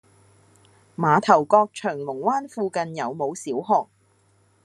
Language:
Cantonese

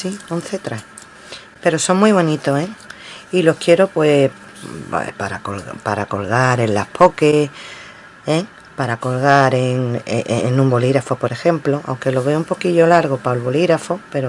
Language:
Spanish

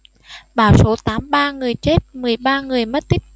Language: Vietnamese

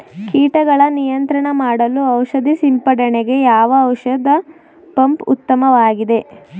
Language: Kannada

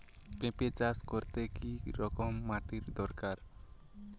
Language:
Bangla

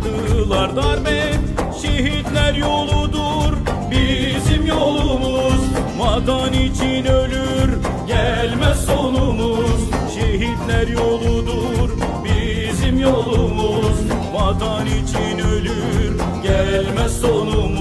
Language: Turkish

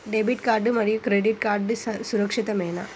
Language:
Telugu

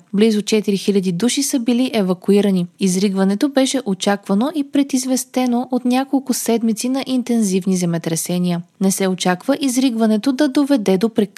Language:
Bulgarian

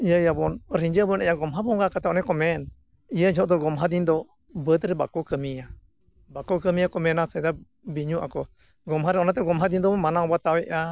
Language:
Santali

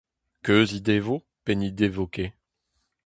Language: Breton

